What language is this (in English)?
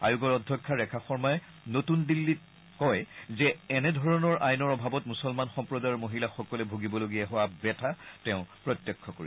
Assamese